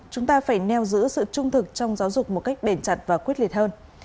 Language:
Vietnamese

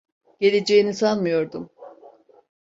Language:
Turkish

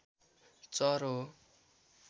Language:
Nepali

